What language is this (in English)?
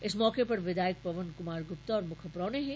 Dogri